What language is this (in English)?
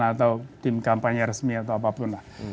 Indonesian